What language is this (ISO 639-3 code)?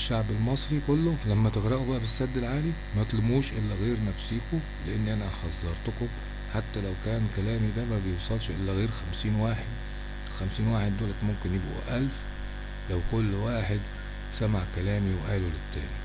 ara